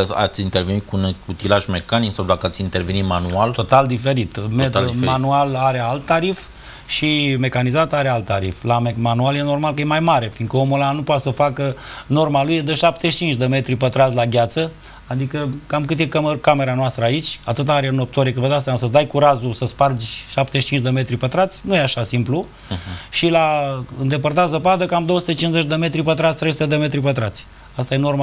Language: Romanian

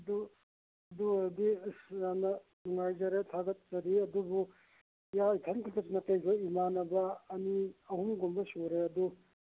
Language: Manipuri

